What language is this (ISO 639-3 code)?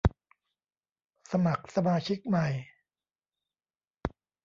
tha